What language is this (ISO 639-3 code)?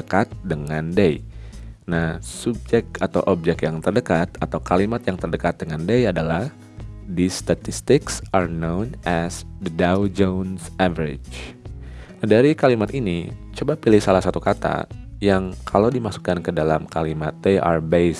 ind